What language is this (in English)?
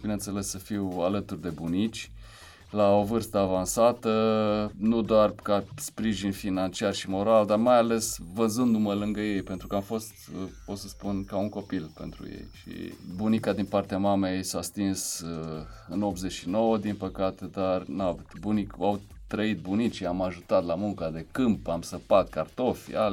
Romanian